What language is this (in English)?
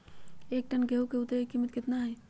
Magahi